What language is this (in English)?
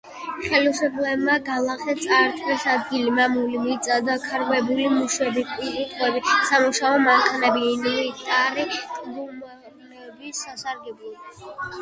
Georgian